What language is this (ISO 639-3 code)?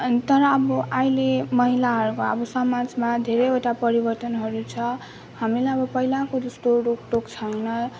nep